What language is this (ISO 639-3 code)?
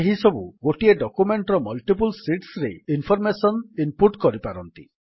ori